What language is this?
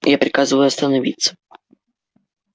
Russian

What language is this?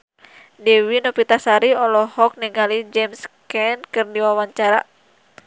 Sundanese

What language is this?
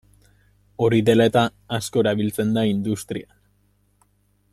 Basque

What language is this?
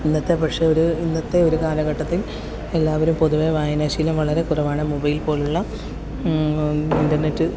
Malayalam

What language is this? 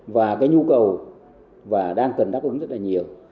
Vietnamese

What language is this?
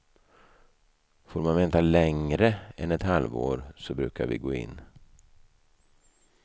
Swedish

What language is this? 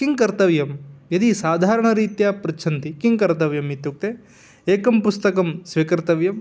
Sanskrit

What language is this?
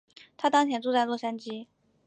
Chinese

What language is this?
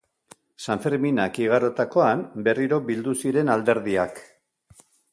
Basque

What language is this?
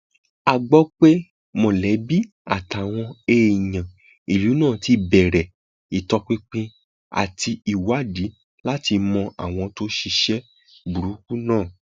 Yoruba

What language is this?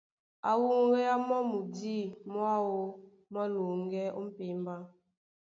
Duala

